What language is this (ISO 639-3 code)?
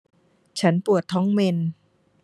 tha